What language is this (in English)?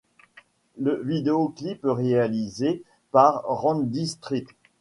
French